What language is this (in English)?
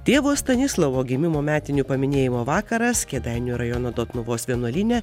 Lithuanian